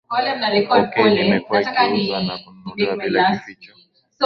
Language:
Swahili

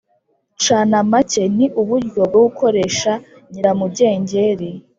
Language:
Kinyarwanda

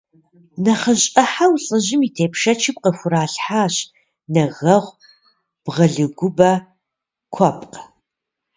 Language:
Kabardian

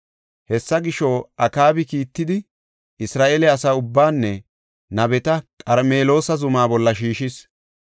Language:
Gofa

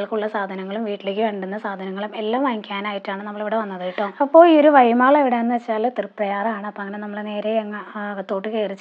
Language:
Arabic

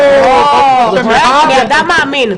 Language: Hebrew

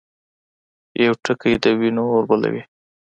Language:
Pashto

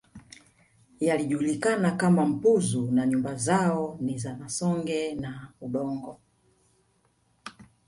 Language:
Swahili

